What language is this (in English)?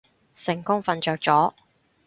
Cantonese